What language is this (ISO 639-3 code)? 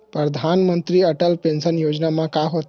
hne